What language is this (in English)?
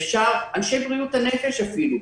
Hebrew